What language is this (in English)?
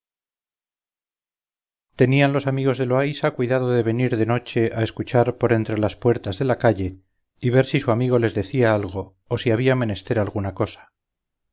Spanish